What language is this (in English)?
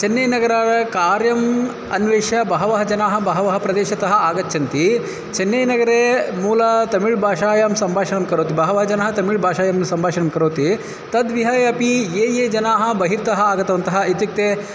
Sanskrit